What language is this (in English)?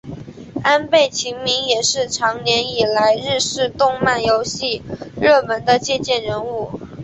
Chinese